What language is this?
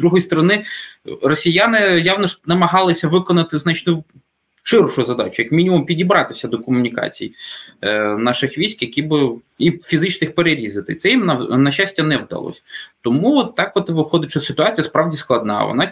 Ukrainian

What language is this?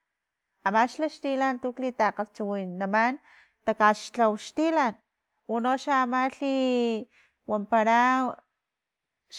Filomena Mata-Coahuitlán Totonac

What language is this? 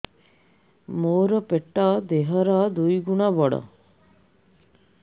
Odia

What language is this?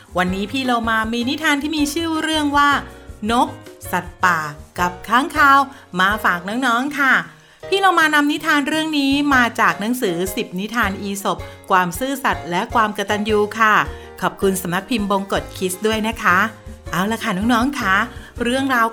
Thai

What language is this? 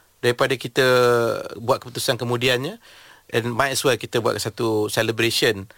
Malay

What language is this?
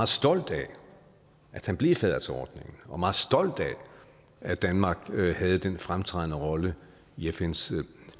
Danish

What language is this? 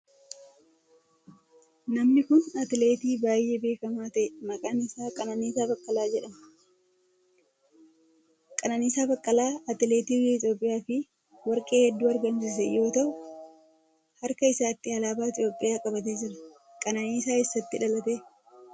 Oromo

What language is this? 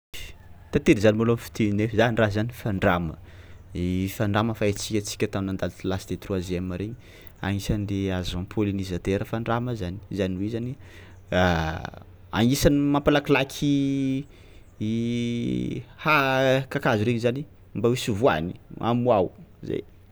Tsimihety Malagasy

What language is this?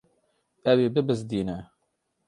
Kurdish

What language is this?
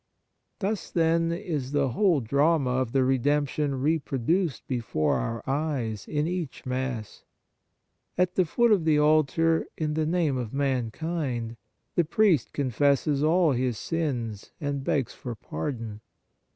English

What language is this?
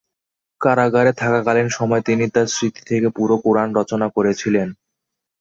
Bangla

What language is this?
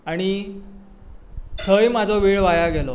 Konkani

